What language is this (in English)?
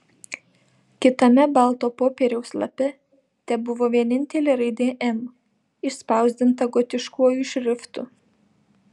Lithuanian